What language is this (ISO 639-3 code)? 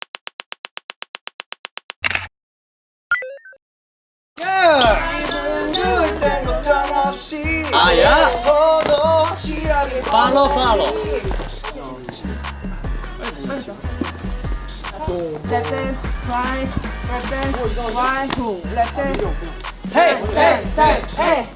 kor